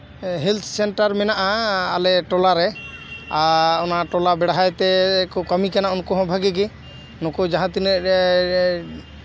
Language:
Santali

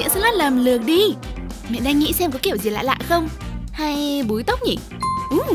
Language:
Vietnamese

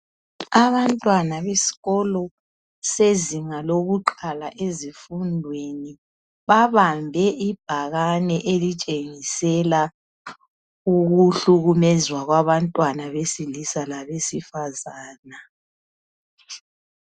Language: North Ndebele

